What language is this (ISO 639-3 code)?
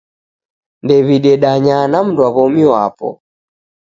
dav